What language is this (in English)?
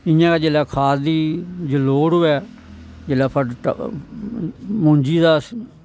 Dogri